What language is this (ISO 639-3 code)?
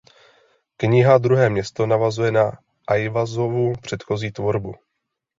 ces